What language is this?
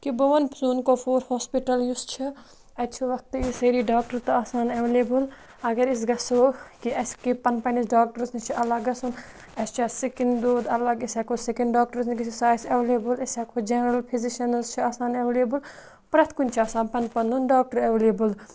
Kashmiri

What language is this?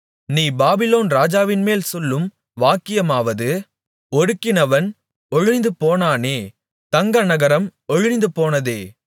Tamil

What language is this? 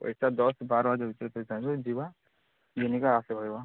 Odia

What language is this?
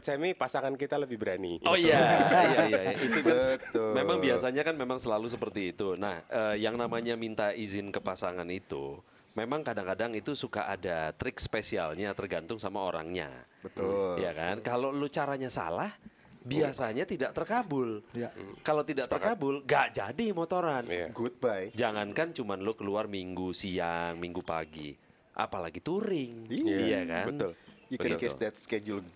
Indonesian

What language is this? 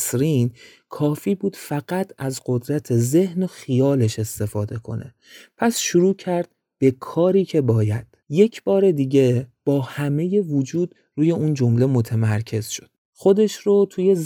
Persian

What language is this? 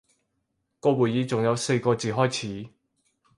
Cantonese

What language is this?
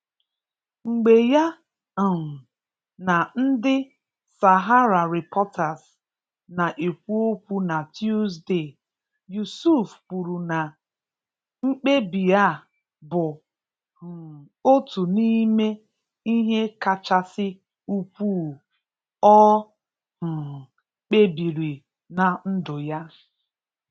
Igbo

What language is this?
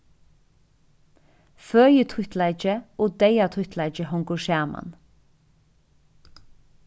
Faroese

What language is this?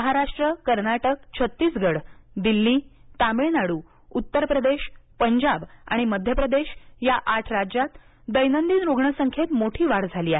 Marathi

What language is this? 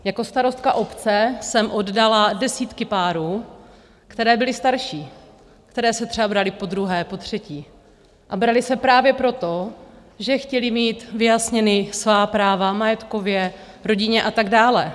Czech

